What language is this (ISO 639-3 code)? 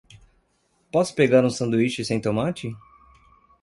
por